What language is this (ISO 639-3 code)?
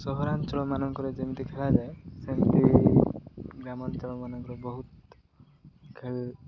ori